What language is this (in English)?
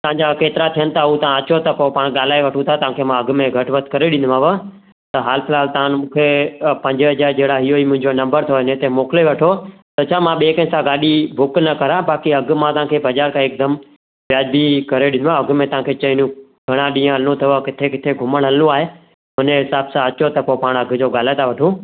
Sindhi